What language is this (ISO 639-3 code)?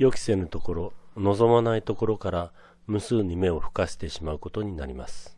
jpn